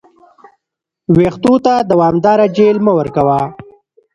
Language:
Pashto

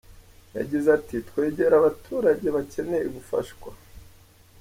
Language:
Kinyarwanda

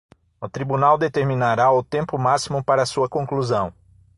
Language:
Portuguese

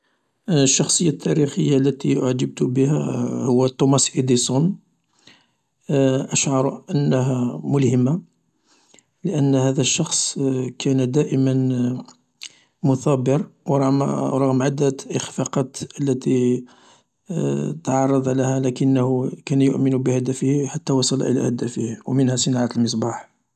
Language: Algerian Arabic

